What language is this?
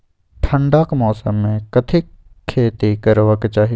Maithili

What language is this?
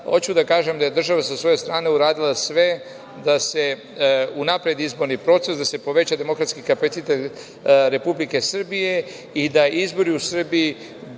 Serbian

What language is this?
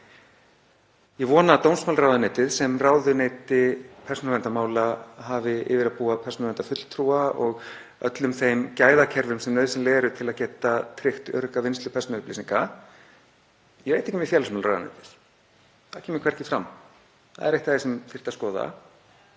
Icelandic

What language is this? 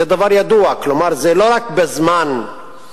Hebrew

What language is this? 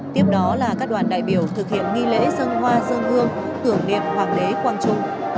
Vietnamese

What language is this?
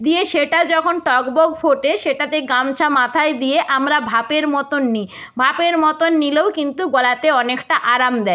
Bangla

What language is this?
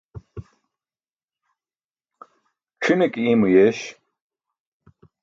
Burushaski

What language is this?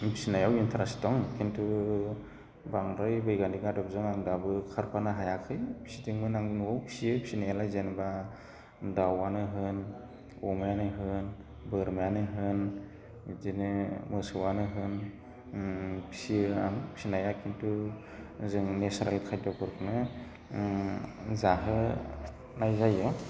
Bodo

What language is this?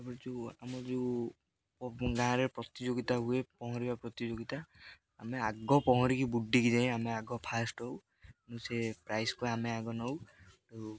Odia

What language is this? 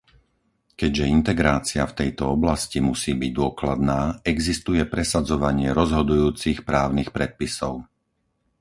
Slovak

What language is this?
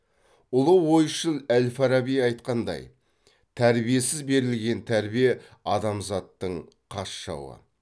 Kazakh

